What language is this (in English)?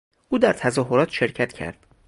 Persian